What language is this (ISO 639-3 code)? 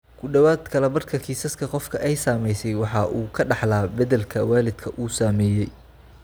som